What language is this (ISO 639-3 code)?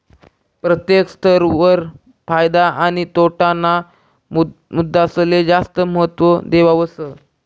mar